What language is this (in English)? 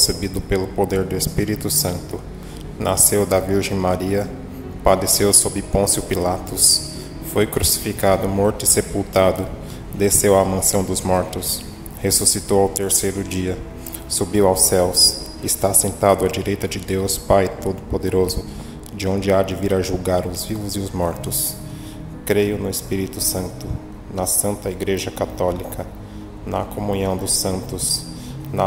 Portuguese